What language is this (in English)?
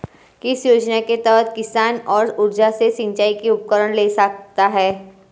Hindi